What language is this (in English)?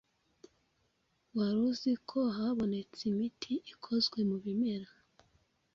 Kinyarwanda